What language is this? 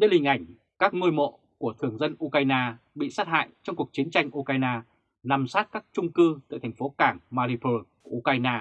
Vietnamese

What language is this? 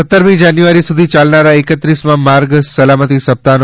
Gujarati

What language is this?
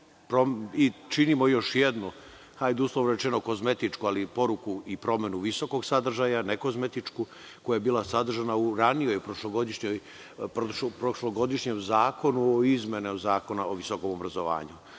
Serbian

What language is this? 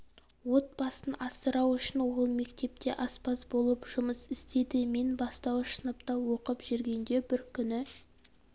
Kazakh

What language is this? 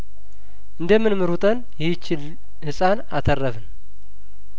Amharic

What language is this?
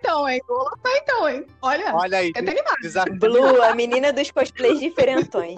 Portuguese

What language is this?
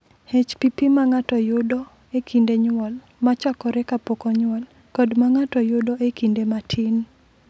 Luo (Kenya and Tanzania)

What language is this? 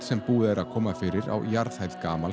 Icelandic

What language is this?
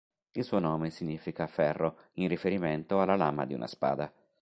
Italian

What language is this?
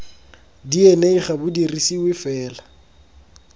Tswana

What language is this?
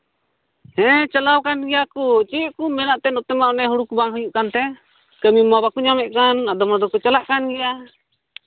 Santali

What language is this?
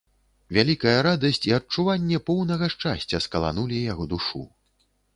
Belarusian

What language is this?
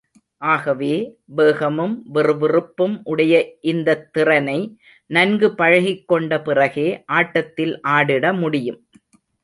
Tamil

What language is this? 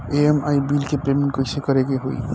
Bhojpuri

